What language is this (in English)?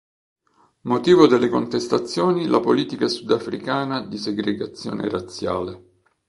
Italian